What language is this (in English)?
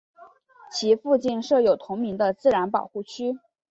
Chinese